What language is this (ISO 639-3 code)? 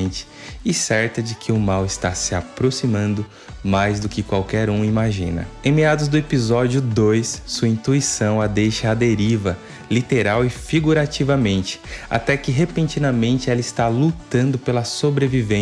por